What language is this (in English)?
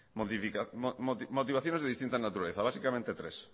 Spanish